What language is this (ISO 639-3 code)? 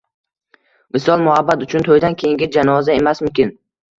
uzb